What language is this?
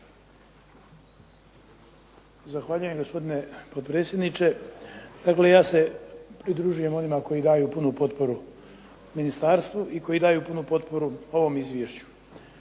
Croatian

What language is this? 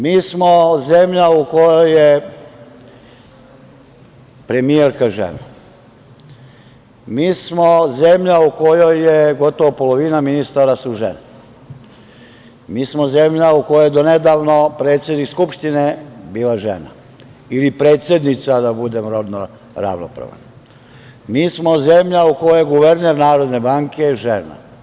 Serbian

